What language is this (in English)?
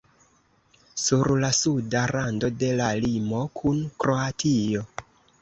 Esperanto